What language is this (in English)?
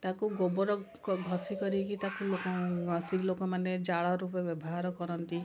Odia